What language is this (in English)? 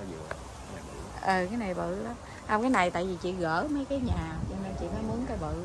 Vietnamese